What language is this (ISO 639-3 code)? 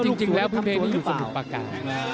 tha